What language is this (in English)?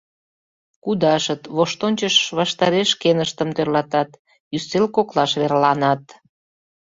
Mari